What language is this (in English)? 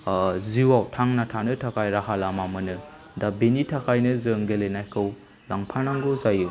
Bodo